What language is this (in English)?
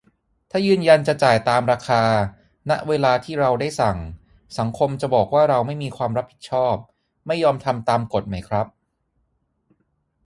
Thai